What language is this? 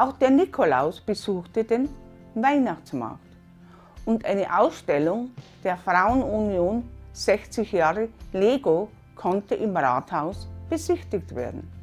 German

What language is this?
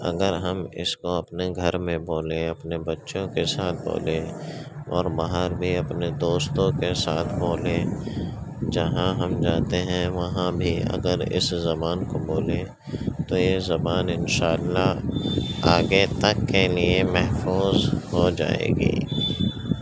Urdu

